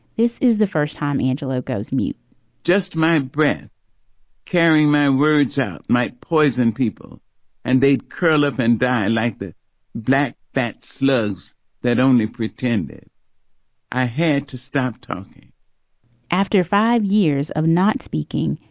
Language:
English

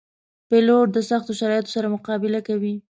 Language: Pashto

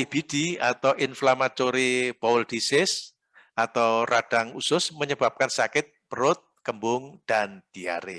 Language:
Indonesian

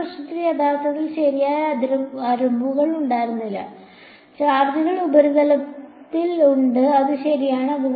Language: Malayalam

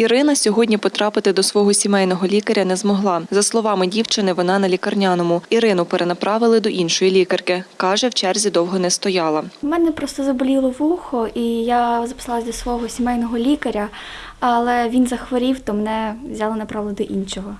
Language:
Ukrainian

